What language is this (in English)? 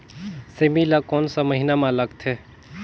Chhattisgarhi